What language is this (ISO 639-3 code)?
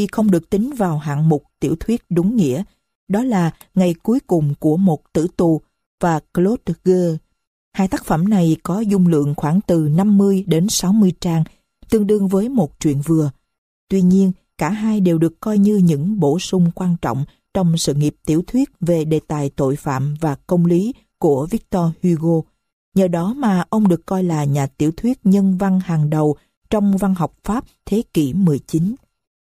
vie